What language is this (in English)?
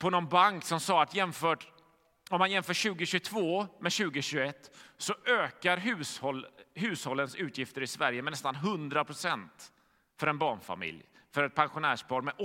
Swedish